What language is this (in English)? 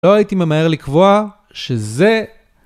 Hebrew